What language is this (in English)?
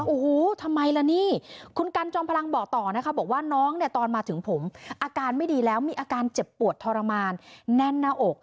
Thai